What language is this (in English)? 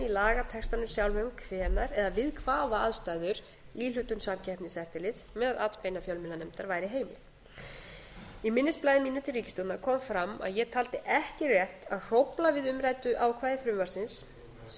Icelandic